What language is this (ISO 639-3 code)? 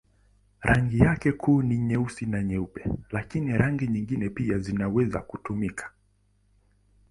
swa